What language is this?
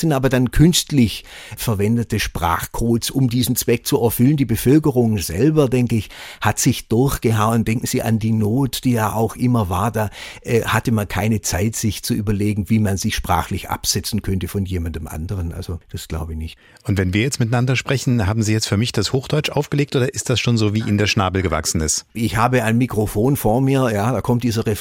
German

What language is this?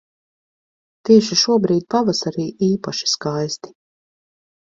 Latvian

